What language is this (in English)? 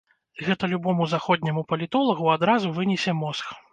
Belarusian